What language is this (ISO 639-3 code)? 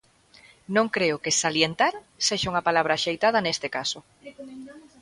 glg